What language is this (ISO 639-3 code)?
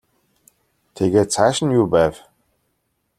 mon